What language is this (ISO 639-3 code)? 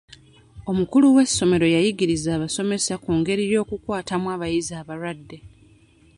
lug